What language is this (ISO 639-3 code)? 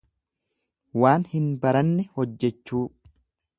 orm